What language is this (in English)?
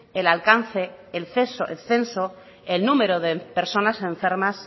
Spanish